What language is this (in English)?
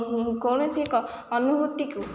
Odia